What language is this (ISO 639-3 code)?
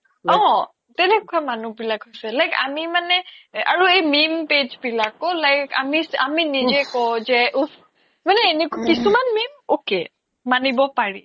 asm